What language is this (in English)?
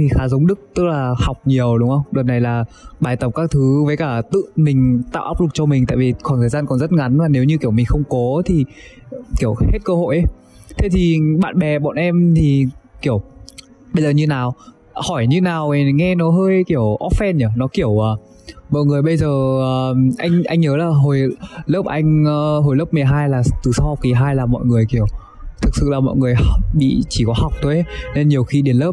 Vietnamese